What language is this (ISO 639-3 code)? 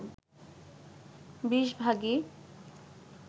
ben